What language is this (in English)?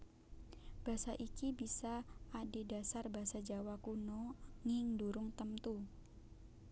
Javanese